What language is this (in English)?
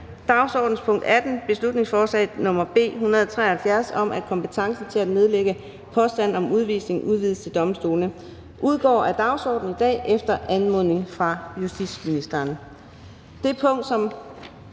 Danish